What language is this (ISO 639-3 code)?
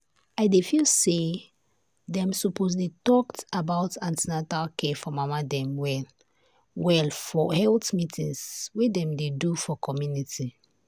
pcm